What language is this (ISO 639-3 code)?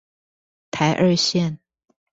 zho